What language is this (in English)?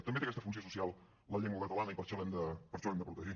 Catalan